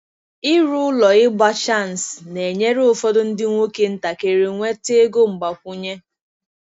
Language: Igbo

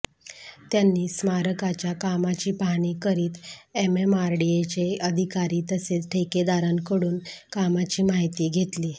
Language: Marathi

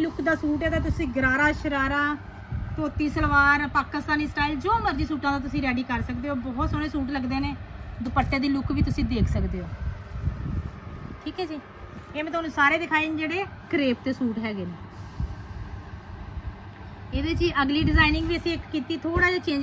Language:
Hindi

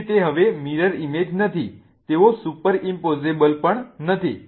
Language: Gujarati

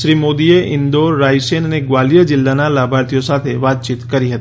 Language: Gujarati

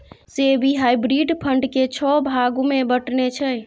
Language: Maithili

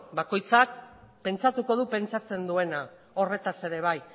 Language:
Basque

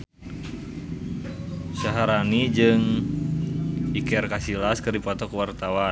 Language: Sundanese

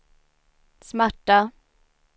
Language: Swedish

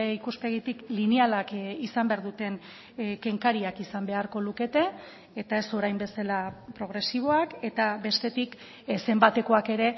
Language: Basque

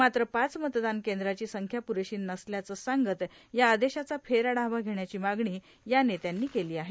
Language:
Marathi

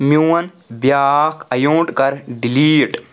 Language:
Kashmiri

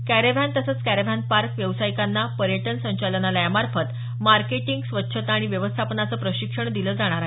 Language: Marathi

